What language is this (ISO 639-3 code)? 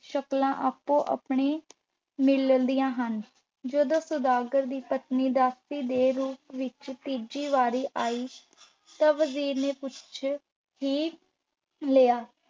pan